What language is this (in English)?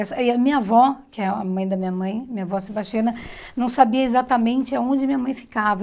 Portuguese